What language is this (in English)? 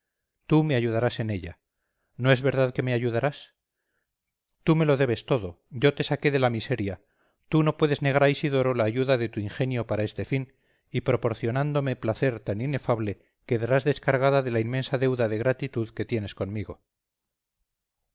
Spanish